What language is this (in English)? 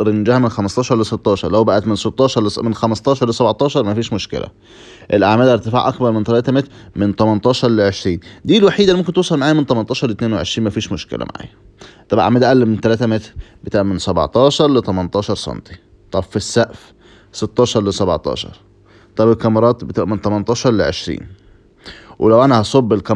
Arabic